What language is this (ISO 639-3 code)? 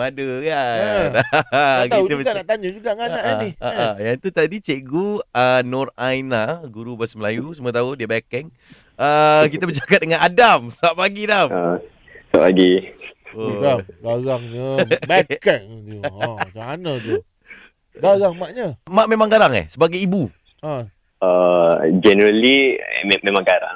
msa